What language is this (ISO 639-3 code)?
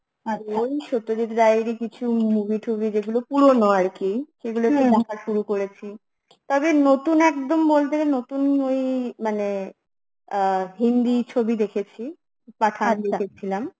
ben